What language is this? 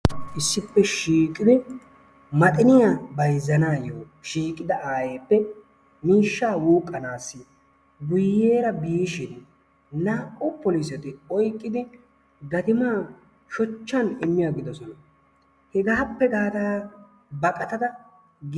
Wolaytta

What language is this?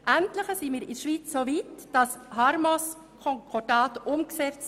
Swiss German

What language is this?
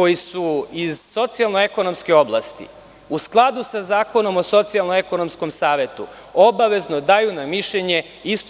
Serbian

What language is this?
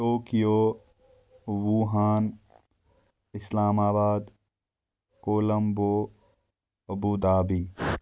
Kashmiri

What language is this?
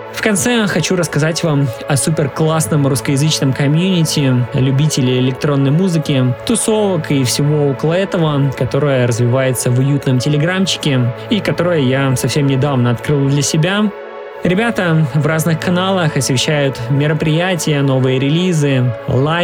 Russian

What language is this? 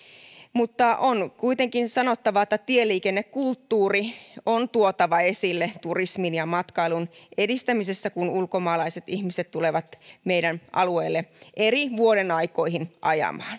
Finnish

